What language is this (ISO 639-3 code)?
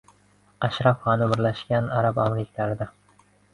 uzb